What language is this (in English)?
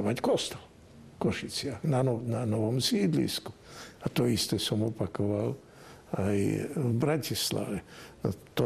Slovak